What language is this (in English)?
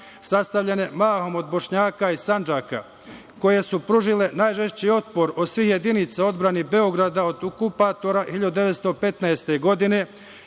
Serbian